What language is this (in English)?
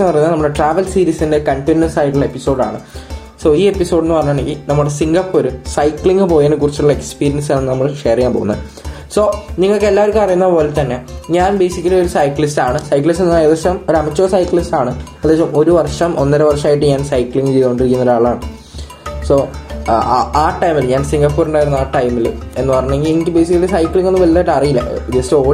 Malayalam